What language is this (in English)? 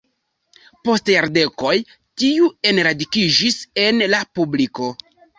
Esperanto